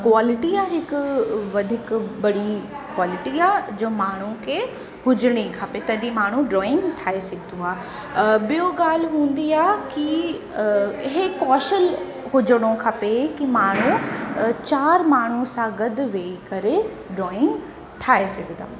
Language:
Sindhi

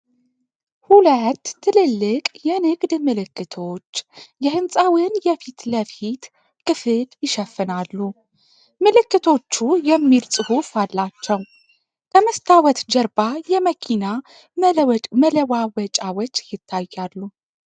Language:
Amharic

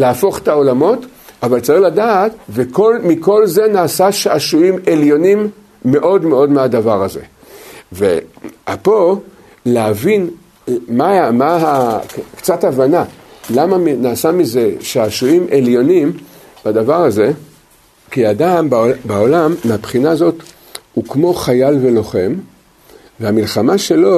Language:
Hebrew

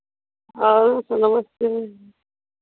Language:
Hindi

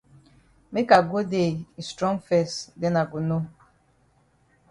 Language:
Cameroon Pidgin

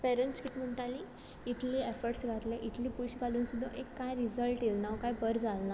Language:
Konkani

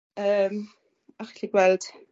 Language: Welsh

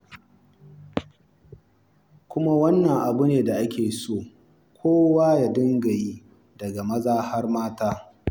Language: Hausa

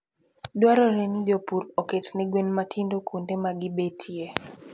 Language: Luo (Kenya and Tanzania)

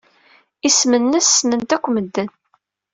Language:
Kabyle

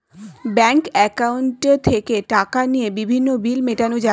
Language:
Bangla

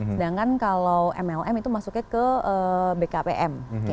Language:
Indonesian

